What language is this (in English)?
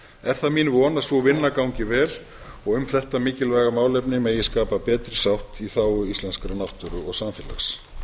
Icelandic